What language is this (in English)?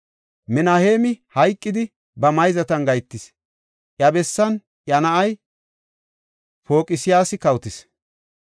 Gofa